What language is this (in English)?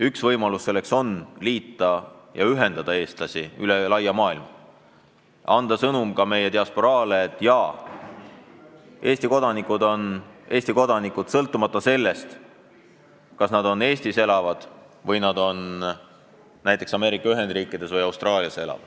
Estonian